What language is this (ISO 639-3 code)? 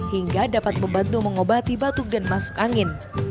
ind